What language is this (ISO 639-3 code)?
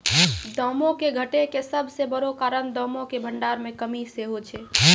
mai